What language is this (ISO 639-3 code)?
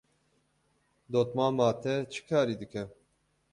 kur